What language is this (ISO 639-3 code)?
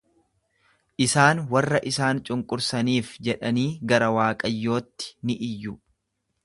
orm